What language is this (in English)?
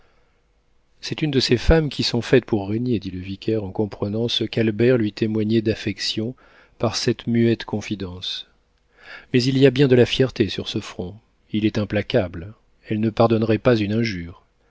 French